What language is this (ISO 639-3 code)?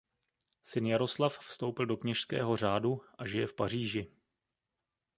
ces